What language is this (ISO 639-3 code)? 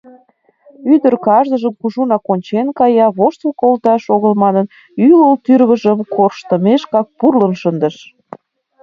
chm